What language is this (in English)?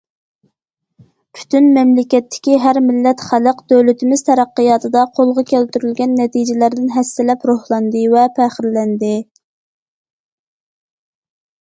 Uyghur